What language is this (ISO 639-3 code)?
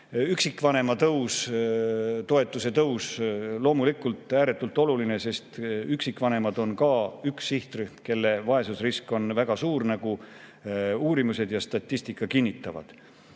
est